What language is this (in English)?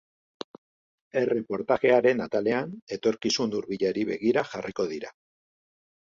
Basque